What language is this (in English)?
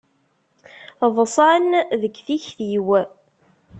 Kabyle